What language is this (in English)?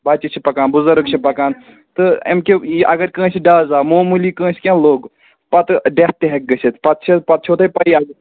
Kashmiri